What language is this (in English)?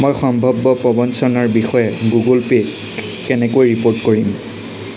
Assamese